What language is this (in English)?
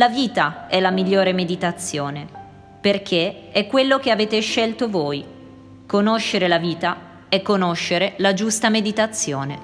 Italian